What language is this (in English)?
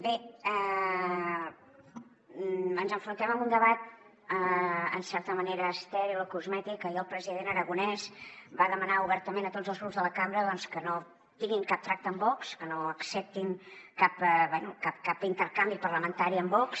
Catalan